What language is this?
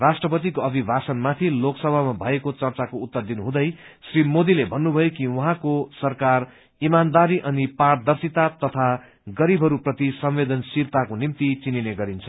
Nepali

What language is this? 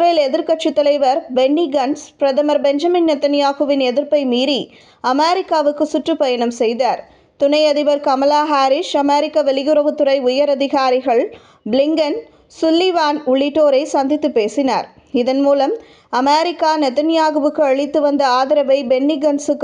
Tamil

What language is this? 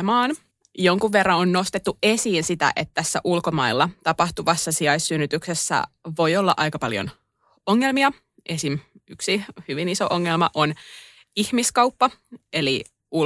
Finnish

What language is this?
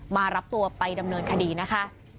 Thai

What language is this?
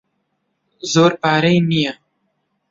Central Kurdish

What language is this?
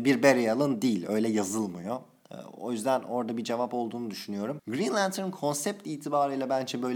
Turkish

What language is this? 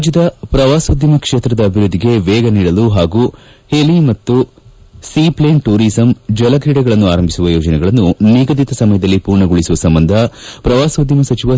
Kannada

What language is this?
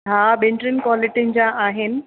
Sindhi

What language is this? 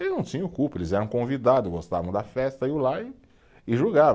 Portuguese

